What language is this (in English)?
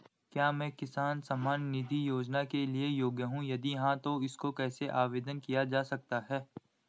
Hindi